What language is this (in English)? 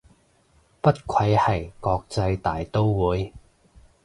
Cantonese